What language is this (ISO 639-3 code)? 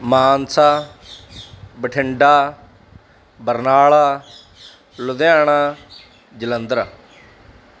pan